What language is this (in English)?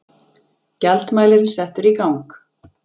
Icelandic